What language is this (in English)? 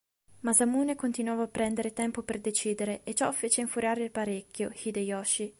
Italian